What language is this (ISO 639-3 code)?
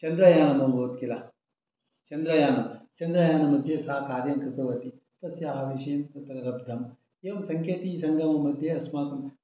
san